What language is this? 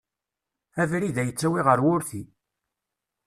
Kabyle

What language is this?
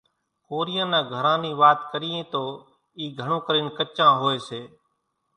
Kachi Koli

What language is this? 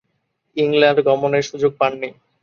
Bangla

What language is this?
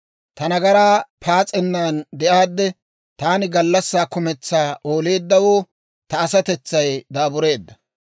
Dawro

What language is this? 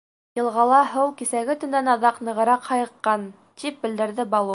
Bashkir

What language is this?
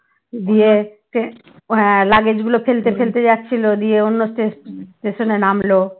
Bangla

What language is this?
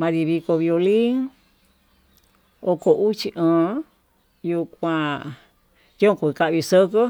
Tututepec Mixtec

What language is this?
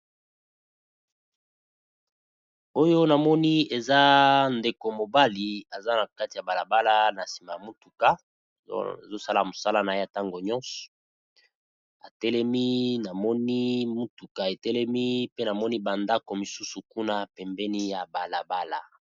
Lingala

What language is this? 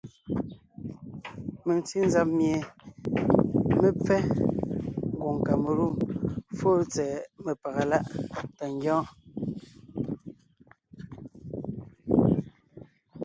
Ngiemboon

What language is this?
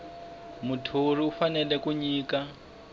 Tsonga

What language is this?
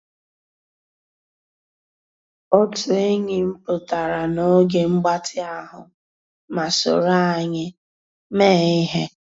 Igbo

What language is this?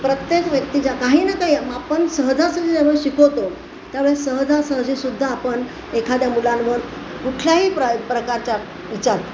Marathi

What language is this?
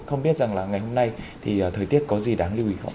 Vietnamese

